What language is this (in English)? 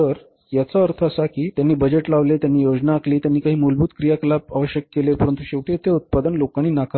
Marathi